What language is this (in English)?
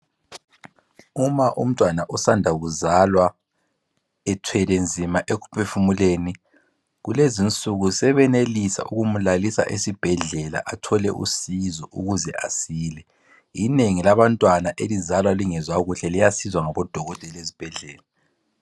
North Ndebele